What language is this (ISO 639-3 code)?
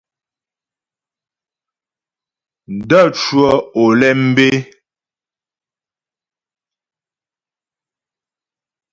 bbj